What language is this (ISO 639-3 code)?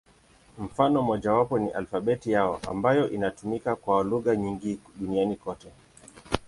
swa